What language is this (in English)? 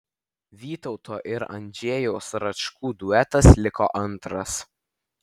Lithuanian